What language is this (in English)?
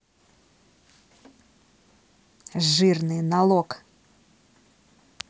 Russian